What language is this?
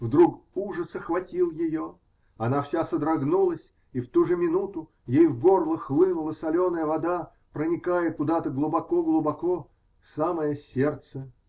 Russian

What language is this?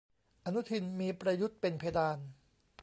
Thai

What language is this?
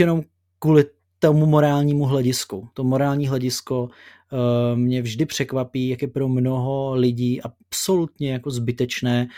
Czech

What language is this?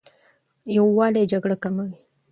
Pashto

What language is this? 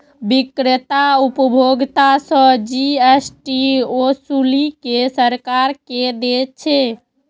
Maithili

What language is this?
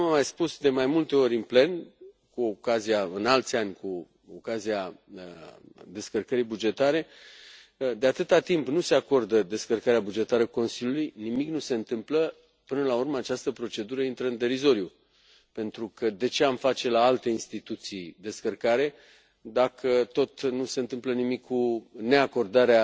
Romanian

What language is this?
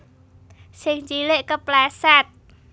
Javanese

